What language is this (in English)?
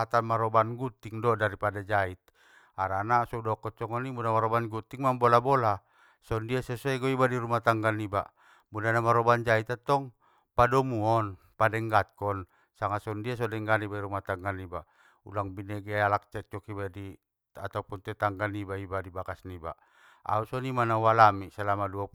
Batak Mandailing